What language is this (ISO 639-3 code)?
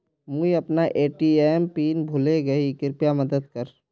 mag